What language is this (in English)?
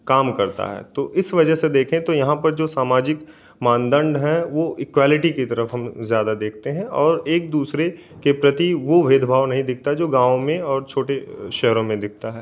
Hindi